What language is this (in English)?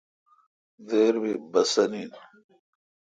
Kalkoti